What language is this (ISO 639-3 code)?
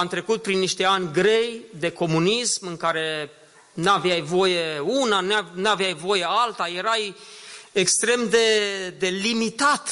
ron